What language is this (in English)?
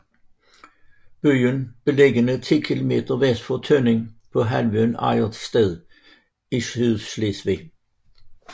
Danish